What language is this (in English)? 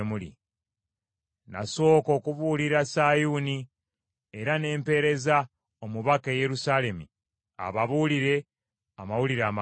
Ganda